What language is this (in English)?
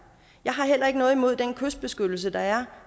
Danish